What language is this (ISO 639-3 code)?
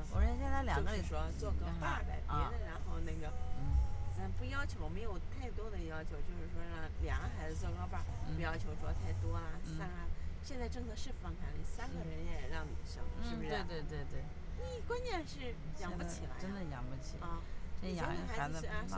zho